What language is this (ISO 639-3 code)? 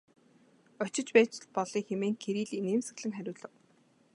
mon